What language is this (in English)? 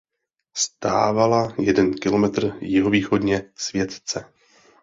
Czech